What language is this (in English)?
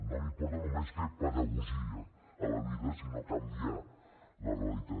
Catalan